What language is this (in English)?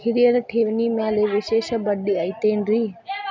Kannada